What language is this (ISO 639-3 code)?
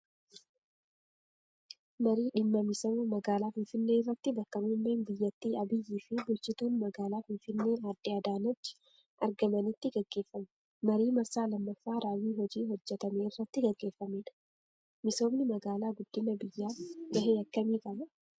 orm